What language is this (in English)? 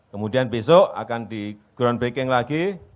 Indonesian